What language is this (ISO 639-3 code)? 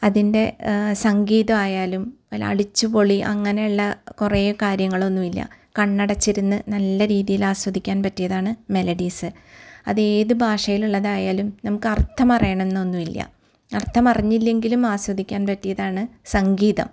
mal